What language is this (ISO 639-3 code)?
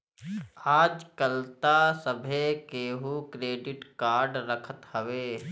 bho